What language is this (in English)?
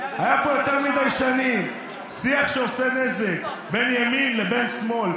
Hebrew